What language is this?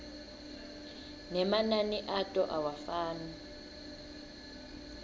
Swati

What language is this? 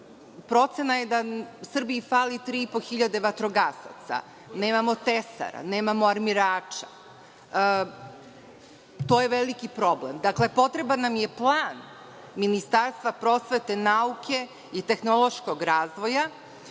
Serbian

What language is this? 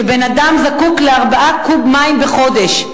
Hebrew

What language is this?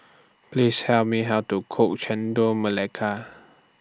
English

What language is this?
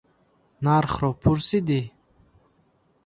Tajik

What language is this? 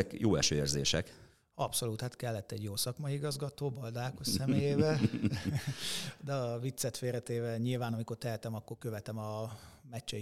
Hungarian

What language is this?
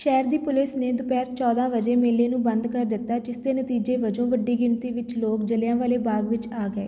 Punjabi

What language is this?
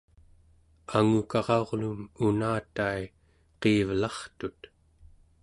Central Yupik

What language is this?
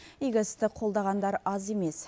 Kazakh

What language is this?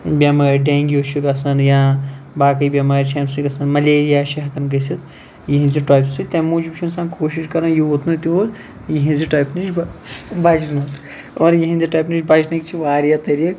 Kashmiri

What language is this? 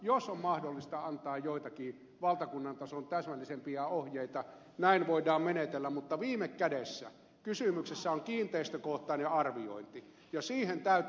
Finnish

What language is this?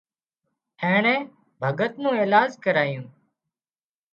Wadiyara Koli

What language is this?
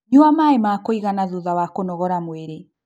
Kikuyu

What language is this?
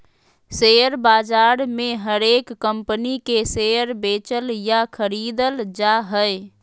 Magahi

